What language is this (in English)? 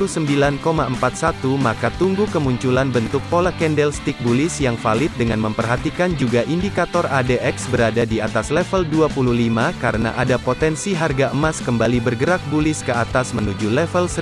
Indonesian